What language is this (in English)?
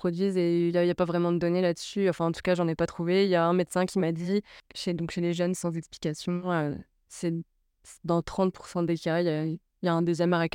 French